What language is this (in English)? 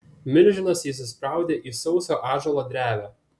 Lithuanian